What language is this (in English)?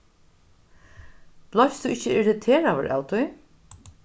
Faroese